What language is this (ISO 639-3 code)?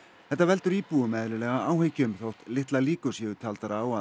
isl